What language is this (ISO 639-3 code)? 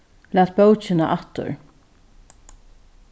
fao